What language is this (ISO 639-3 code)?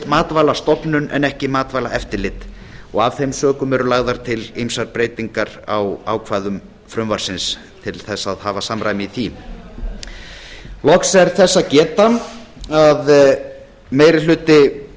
isl